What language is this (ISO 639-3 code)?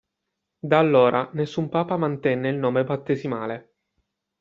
ita